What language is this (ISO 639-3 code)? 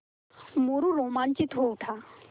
hin